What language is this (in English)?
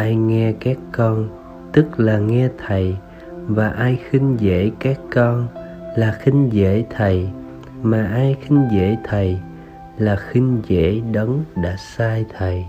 Vietnamese